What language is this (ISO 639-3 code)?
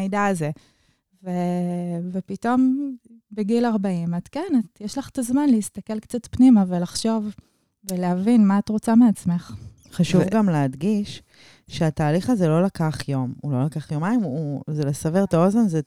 heb